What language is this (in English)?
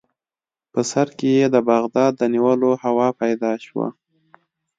Pashto